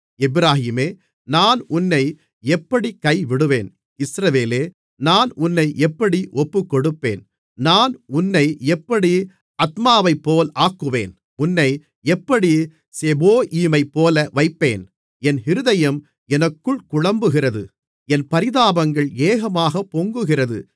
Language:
Tamil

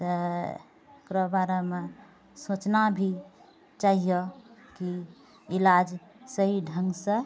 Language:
Maithili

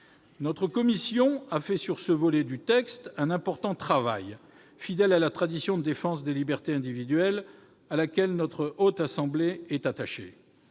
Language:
French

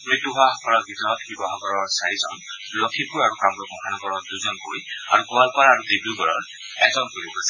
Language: Assamese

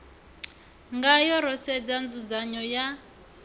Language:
Venda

